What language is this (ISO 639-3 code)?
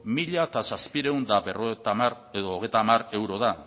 eus